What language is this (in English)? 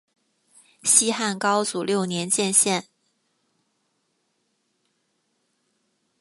Chinese